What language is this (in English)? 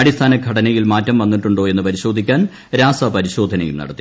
Malayalam